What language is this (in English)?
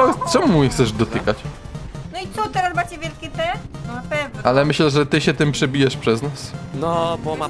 Polish